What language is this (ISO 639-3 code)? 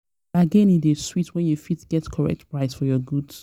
pcm